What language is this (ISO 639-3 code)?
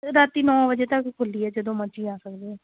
pan